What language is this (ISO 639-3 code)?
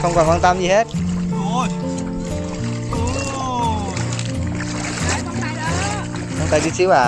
vie